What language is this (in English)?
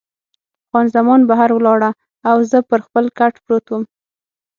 Pashto